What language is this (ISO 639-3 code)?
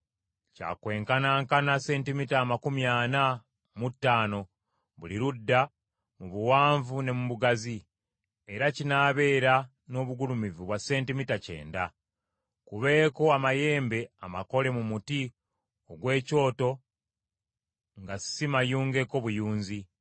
lug